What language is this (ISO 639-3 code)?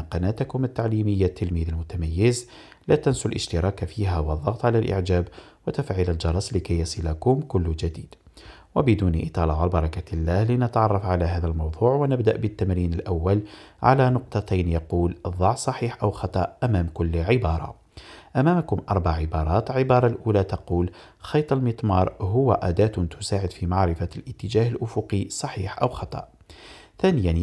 ara